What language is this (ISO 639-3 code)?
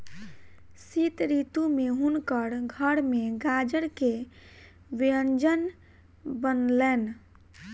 mai